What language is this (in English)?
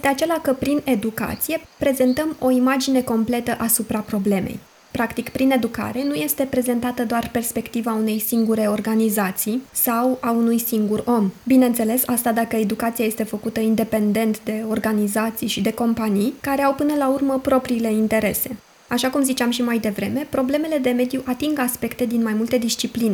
Romanian